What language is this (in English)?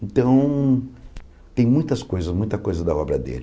Portuguese